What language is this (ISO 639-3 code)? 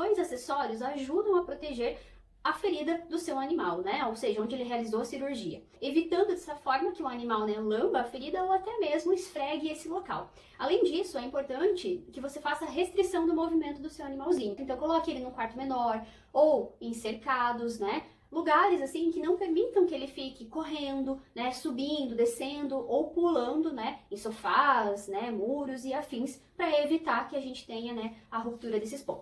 por